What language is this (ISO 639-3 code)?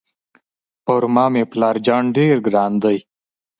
pus